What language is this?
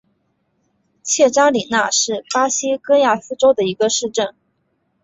Chinese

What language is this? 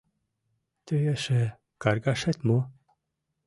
Mari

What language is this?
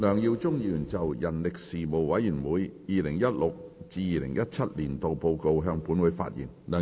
Cantonese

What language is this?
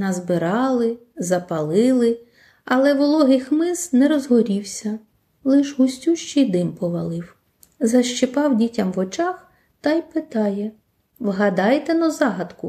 Ukrainian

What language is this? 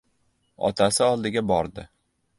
Uzbek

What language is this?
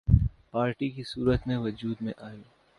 Urdu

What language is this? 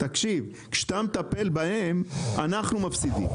Hebrew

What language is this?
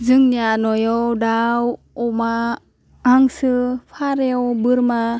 Bodo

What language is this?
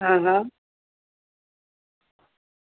Gujarati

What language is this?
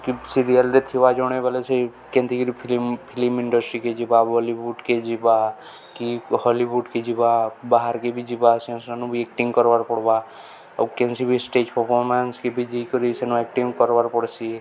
Odia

